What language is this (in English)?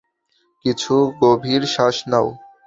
Bangla